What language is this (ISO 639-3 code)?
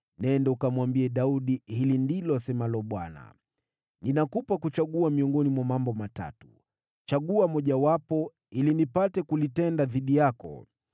swa